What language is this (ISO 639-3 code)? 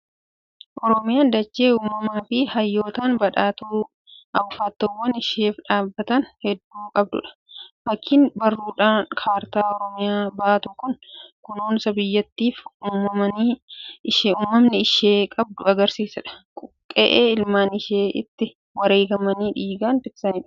orm